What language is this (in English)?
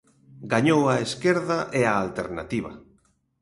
Galician